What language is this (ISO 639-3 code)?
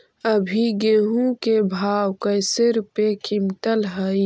mag